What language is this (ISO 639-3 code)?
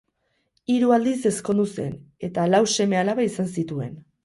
eus